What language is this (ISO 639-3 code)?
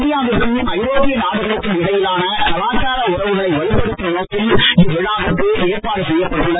tam